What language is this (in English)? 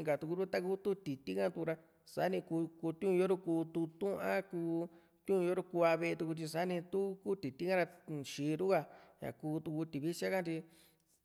Juxtlahuaca Mixtec